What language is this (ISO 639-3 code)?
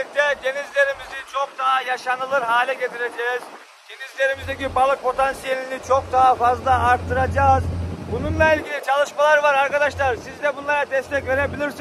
tur